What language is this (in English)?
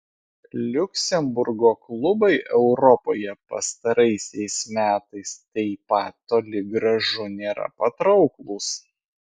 Lithuanian